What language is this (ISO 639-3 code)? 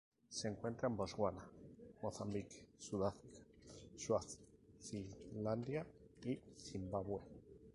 spa